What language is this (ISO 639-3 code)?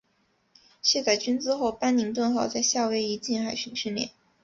zho